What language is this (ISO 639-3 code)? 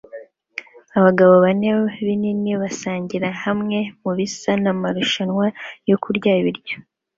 kin